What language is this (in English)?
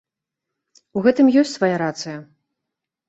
Belarusian